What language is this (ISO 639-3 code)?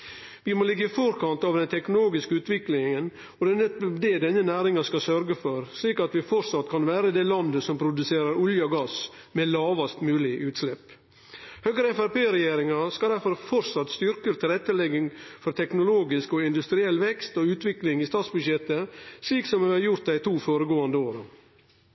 nno